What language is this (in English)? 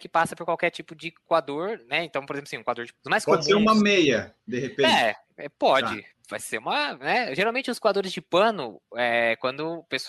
Portuguese